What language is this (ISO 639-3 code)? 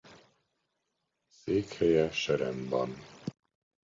hun